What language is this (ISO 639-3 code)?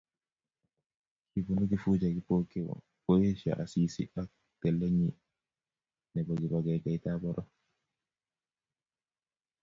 kln